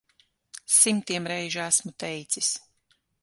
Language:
Latvian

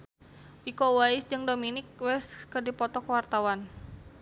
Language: Sundanese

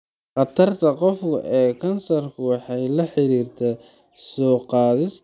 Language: Somali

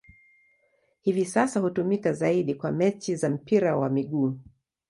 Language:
Swahili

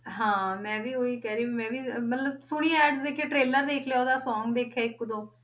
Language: Punjabi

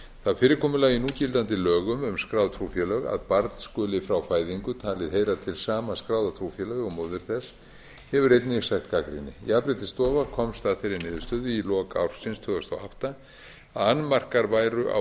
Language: Icelandic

